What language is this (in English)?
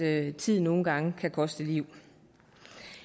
Danish